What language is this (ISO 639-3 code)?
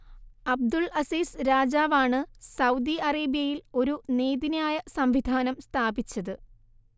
mal